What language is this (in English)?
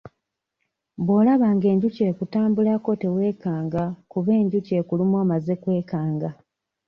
Ganda